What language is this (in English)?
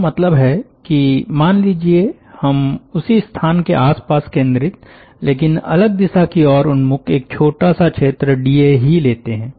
Hindi